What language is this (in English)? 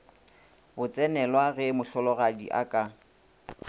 Northern Sotho